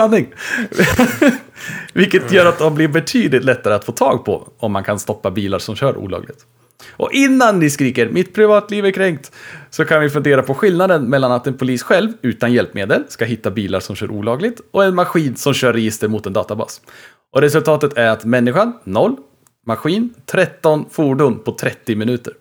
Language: Swedish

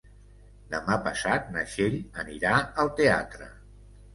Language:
Catalan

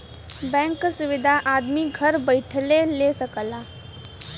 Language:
Bhojpuri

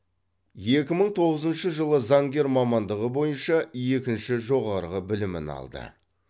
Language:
Kazakh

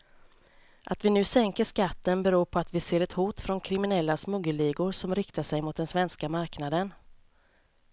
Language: Swedish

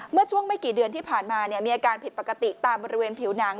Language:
Thai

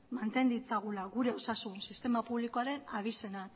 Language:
Basque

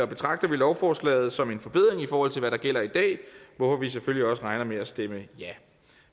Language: Danish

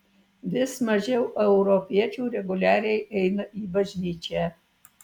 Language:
Lithuanian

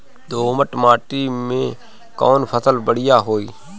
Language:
Bhojpuri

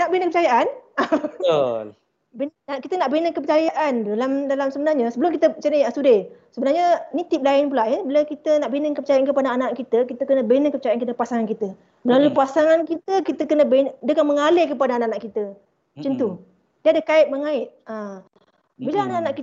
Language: Malay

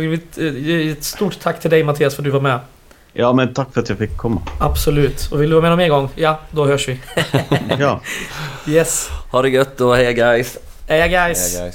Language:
Swedish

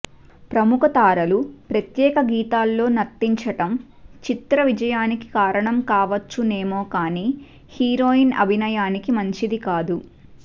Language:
Telugu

